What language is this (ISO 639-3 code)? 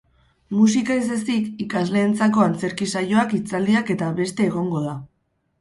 eus